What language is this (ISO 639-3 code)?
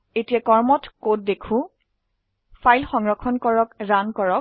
asm